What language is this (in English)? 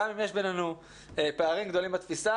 Hebrew